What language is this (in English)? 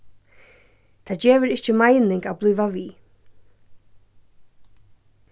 Faroese